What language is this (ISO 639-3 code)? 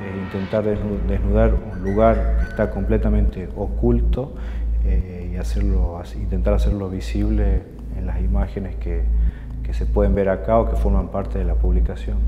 spa